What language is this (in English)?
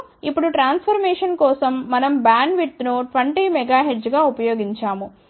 Telugu